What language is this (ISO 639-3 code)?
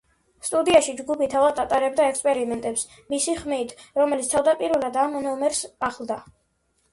kat